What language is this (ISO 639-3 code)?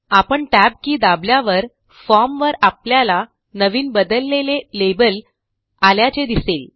mar